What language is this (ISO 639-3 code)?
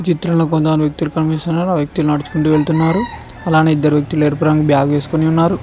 tel